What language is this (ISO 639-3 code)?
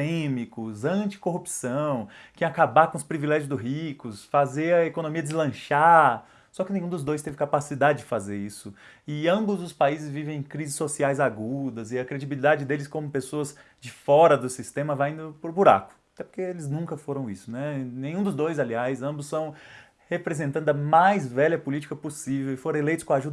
por